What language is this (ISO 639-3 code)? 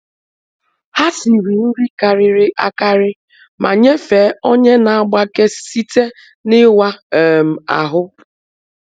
ibo